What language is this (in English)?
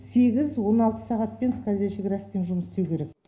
Kazakh